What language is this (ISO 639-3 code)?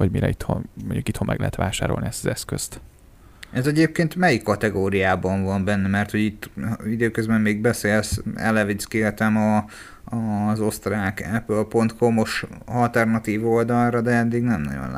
hun